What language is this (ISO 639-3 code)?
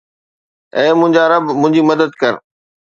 snd